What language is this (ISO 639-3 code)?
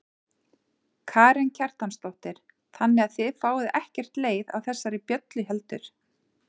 isl